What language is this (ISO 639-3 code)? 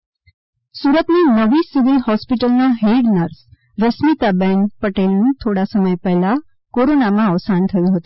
guj